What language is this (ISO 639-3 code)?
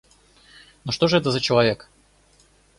rus